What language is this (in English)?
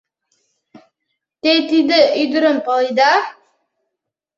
Mari